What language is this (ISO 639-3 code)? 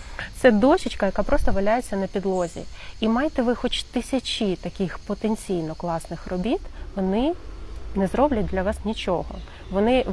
ukr